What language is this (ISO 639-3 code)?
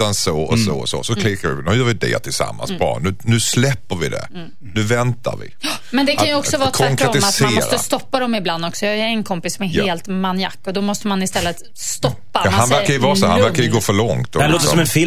swe